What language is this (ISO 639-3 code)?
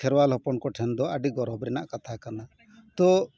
sat